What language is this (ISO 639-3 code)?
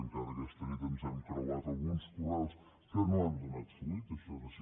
cat